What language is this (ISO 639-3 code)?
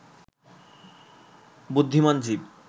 ben